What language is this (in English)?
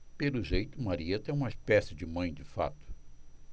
Portuguese